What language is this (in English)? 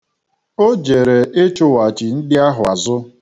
Igbo